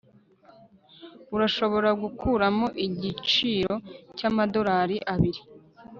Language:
Kinyarwanda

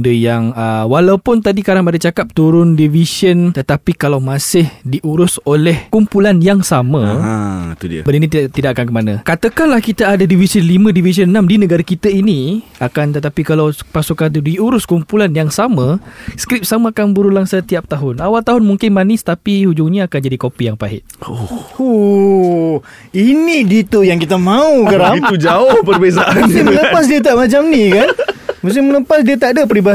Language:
Malay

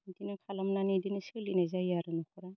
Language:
Bodo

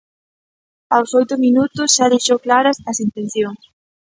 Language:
Galician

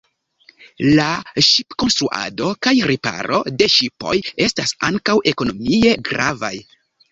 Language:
Esperanto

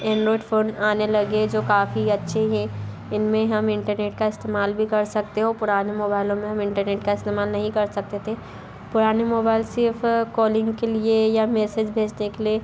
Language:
Hindi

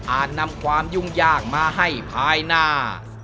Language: Thai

